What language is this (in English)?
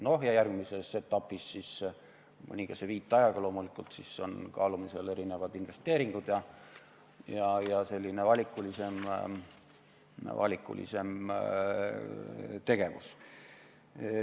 Estonian